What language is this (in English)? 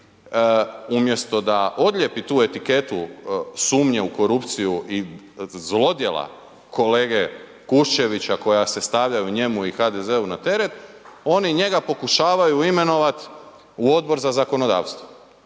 Croatian